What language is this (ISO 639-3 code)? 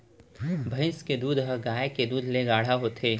hne